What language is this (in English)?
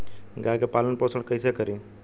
Bhojpuri